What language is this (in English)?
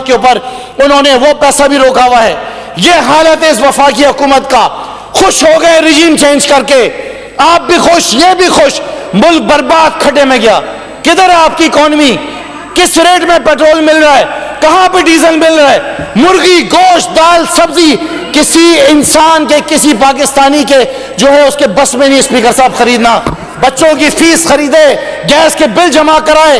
Urdu